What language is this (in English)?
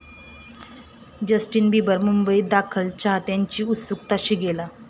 Marathi